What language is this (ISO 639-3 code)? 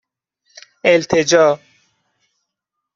fas